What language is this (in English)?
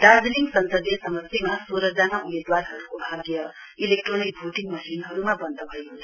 Nepali